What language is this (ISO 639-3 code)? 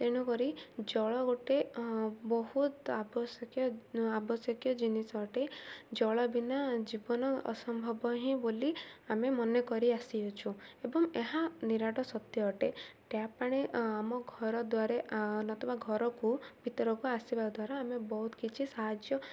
ori